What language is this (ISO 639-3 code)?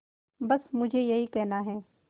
hin